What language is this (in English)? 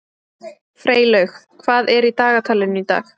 Icelandic